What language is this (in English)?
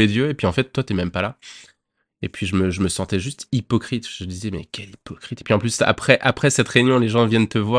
French